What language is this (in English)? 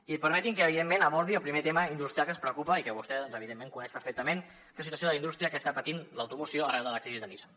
Catalan